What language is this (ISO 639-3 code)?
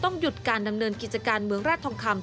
tha